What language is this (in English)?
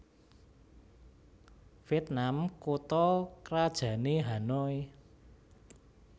Javanese